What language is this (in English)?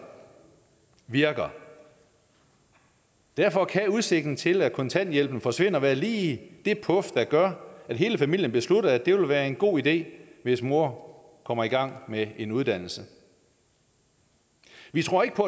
Danish